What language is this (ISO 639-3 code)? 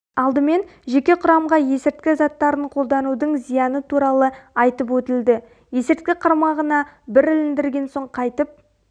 kaz